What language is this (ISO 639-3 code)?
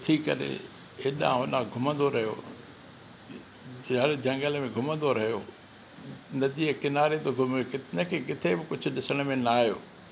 snd